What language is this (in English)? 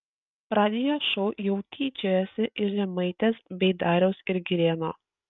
Lithuanian